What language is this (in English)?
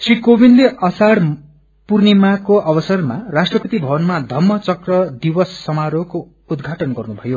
Nepali